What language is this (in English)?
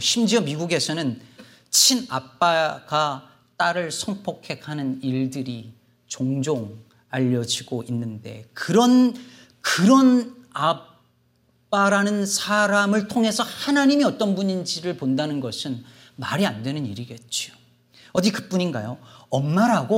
Korean